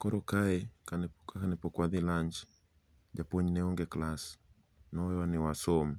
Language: Luo (Kenya and Tanzania)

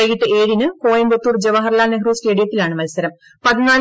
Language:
Malayalam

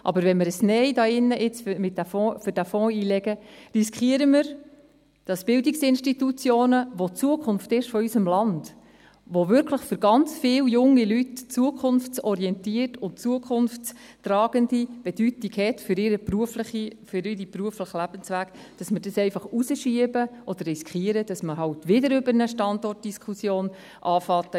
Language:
Swiss German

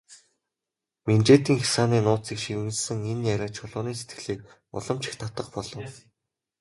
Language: Mongolian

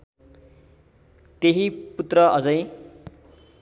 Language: Nepali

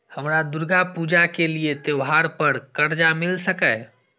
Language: Maithili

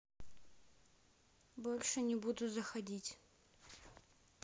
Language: Russian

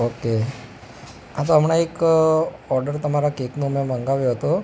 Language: Gujarati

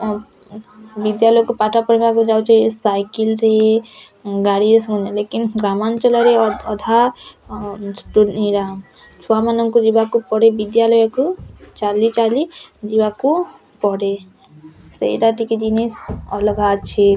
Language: Odia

